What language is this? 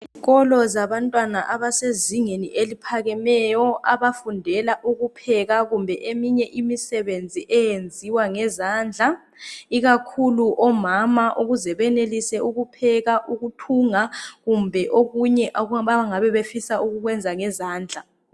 North Ndebele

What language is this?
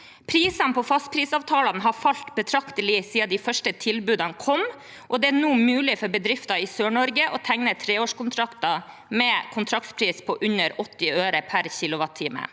Norwegian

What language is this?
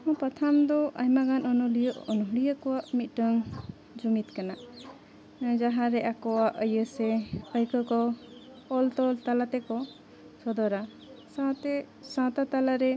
Santali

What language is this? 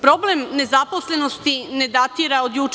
Serbian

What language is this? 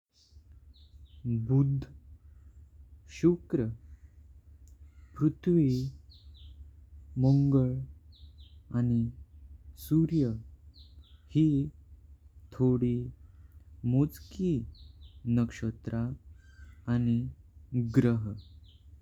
Konkani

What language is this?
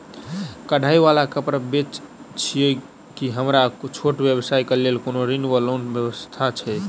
Maithili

